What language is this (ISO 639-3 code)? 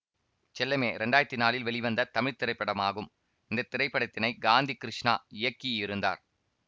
tam